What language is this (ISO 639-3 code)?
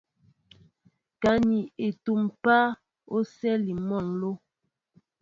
mbo